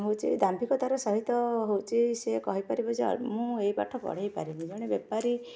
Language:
Odia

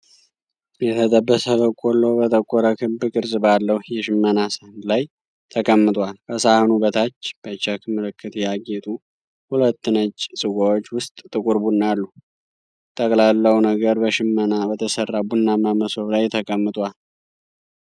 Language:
Amharic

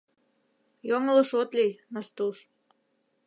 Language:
Mari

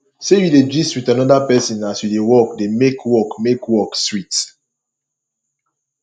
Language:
Nigerian Pidgin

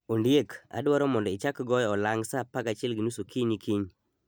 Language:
Luo (Kenya and Tanzania)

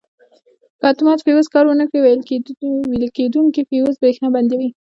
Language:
Pashto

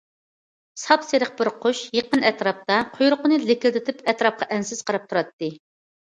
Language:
Uyghur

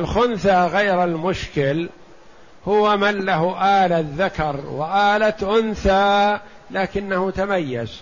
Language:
Arabic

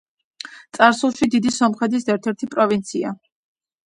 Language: Georgian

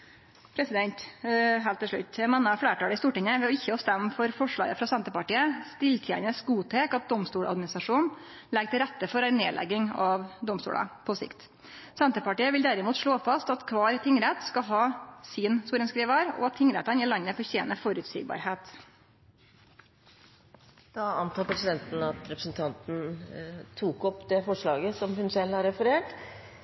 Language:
Norwegian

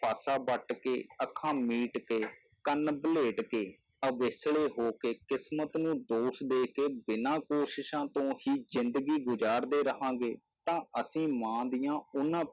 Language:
Punjabi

